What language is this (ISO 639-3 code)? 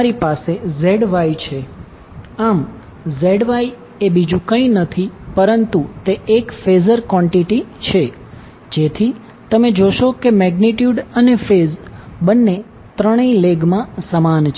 guj